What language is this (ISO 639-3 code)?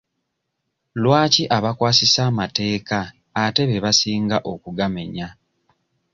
lug